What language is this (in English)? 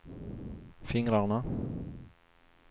Swedish